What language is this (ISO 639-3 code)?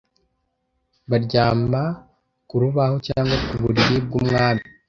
kin